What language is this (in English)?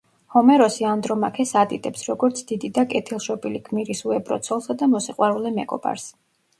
Georgian